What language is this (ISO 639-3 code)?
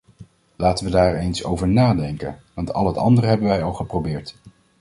nld